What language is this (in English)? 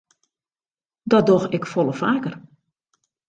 Western Frisian